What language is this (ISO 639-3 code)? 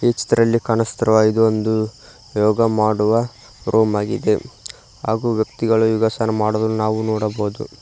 kan